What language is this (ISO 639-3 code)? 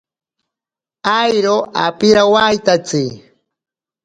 prq